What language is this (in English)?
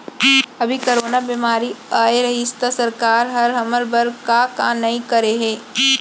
Chhattisgarhi